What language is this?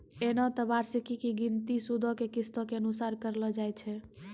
Maithili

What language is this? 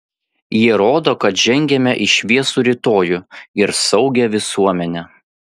Lithuanian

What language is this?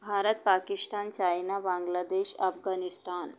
Hindi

